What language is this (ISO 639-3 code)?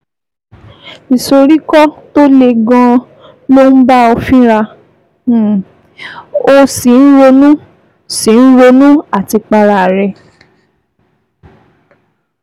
yor